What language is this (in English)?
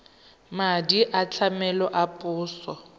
Tswana